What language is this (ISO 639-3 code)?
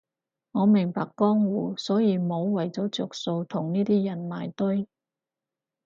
yue